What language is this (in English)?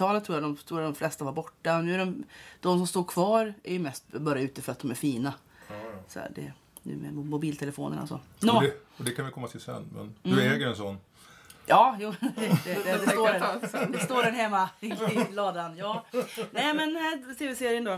Swedish